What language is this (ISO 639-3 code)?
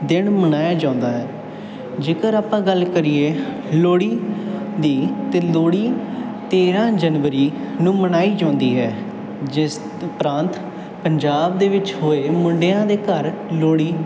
pan